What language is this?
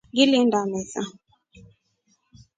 Rombo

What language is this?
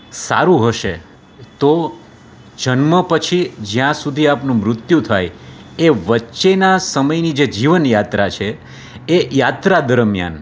Gujarati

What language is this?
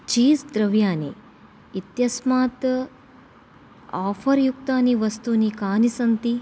Sanskrit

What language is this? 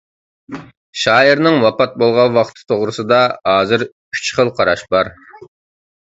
Uyghur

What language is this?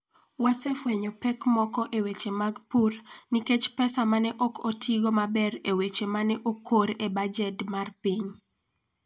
Luo (Kenya and Tanzania)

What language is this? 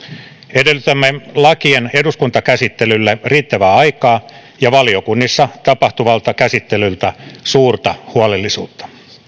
Finnish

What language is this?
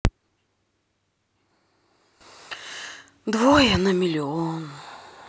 Russian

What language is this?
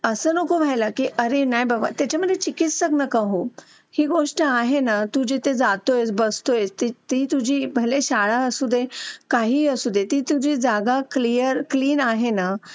Marathi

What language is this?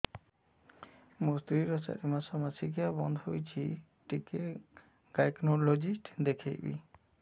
Odia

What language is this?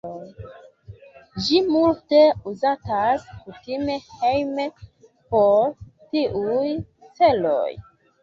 Esperanto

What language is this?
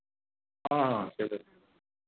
Maithili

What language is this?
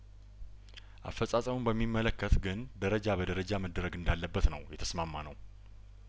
Amharic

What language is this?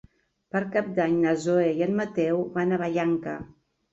Catalan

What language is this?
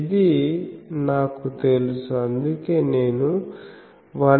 Telugu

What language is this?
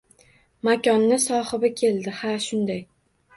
Uzbek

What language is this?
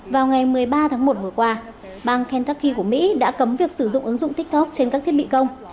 Vietnamese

